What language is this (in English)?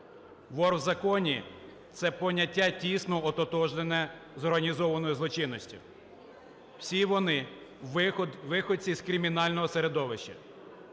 Ukrainian